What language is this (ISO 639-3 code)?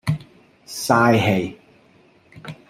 yue